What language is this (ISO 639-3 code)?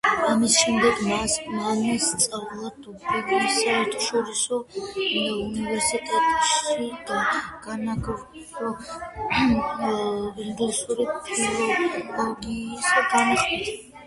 kat